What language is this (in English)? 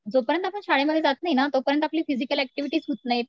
Marathi